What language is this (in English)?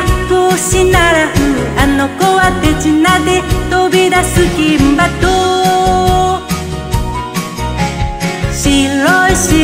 Vietnamese